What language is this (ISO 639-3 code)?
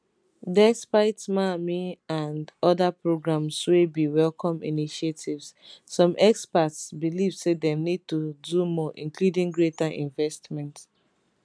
pcm